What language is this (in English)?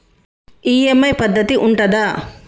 Telugu